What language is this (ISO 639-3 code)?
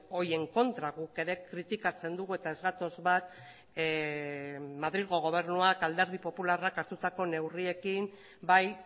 eus